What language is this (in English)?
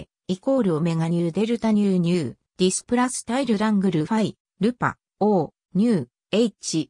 Japanese